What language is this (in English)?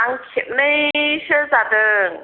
Bodo